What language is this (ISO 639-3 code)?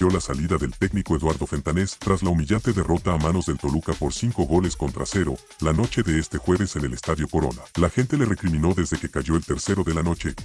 spa